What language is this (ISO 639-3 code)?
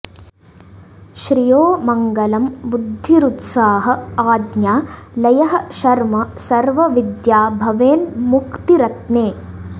san